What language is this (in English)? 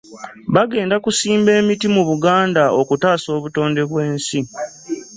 Ganda